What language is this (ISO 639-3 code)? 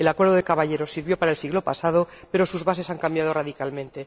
spa